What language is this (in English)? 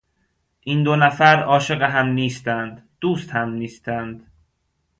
Persian